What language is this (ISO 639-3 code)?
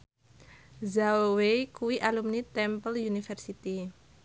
jav